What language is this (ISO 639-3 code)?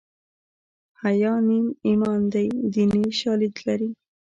pus